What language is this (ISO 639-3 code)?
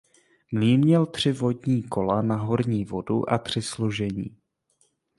ces